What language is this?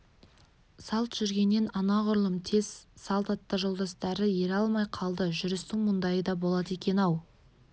Kazakh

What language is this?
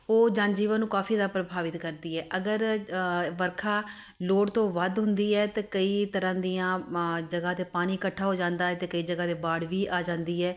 Punjabi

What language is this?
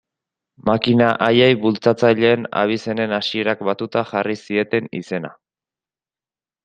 Basque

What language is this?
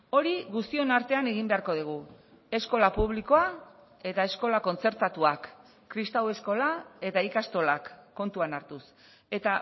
Basque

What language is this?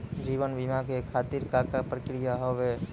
Maithili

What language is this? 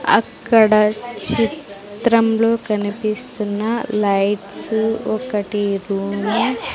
Telugu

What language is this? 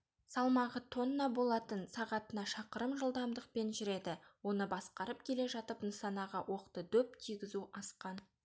Kazakh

